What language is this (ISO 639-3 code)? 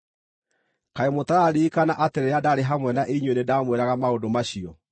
kik